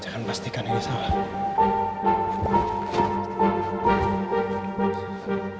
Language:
Indonesian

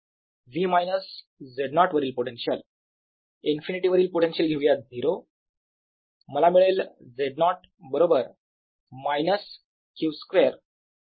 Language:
Marathi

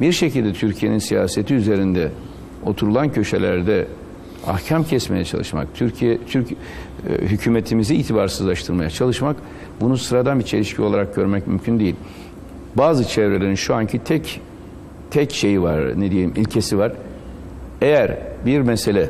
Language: Turkish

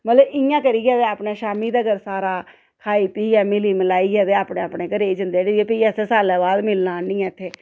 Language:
Dogri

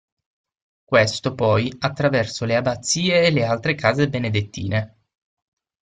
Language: Italian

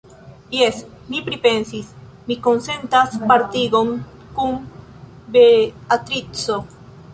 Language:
Esperanto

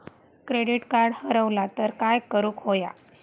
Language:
Marathi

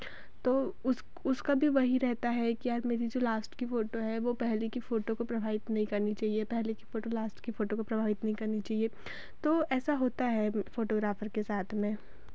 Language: Hindi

